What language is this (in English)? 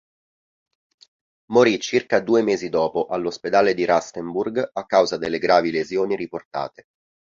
Italian